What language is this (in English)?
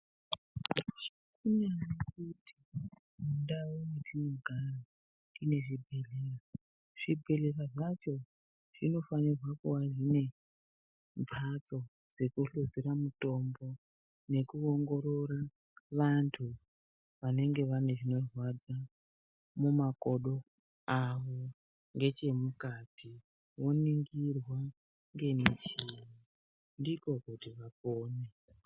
Ndau